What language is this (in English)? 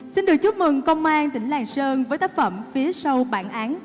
Vietnamese